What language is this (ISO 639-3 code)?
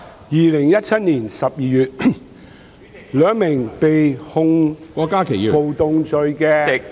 yue